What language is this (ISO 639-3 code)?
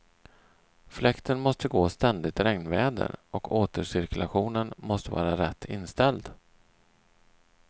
swe